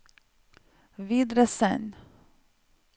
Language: Norwegian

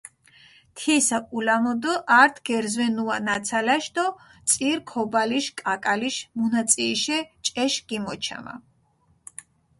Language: Mingrelian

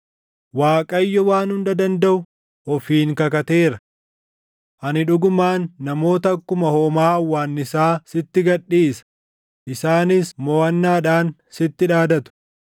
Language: Oromo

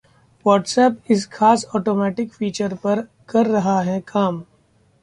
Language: Hindi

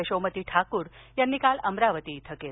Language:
Marathi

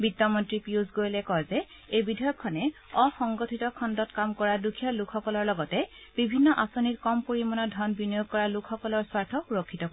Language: Assamese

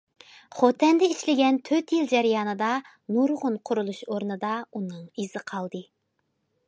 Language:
Uyghur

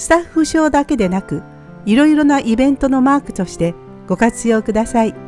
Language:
Japanese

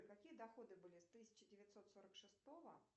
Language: Russian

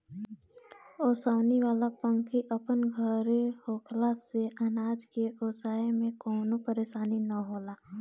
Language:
Bhojpuri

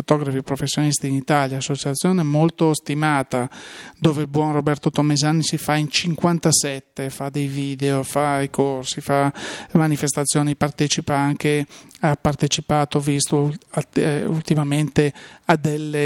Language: Italian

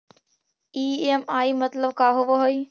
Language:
Magahi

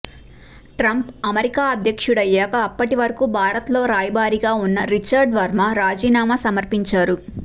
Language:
Telugu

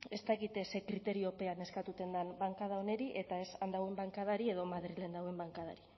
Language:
Basque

